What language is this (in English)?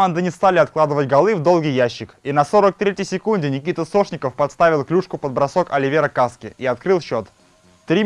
Russian